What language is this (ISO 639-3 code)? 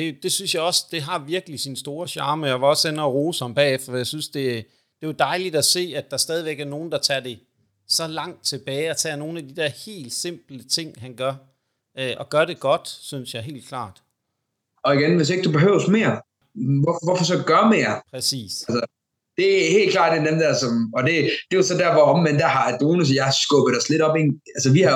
dan